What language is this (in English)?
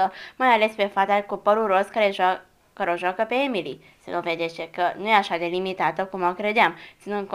Romanian